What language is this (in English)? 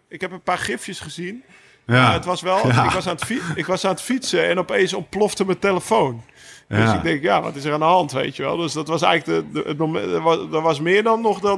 Dutch